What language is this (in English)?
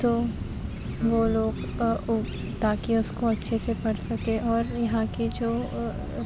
Urdu